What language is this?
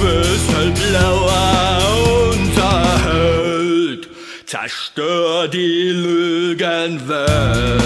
Dutch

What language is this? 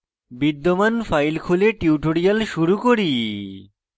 Bangla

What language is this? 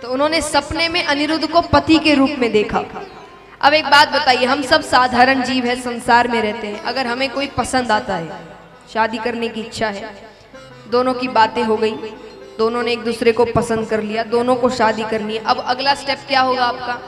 Hindi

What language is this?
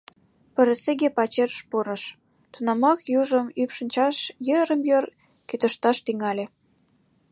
Mari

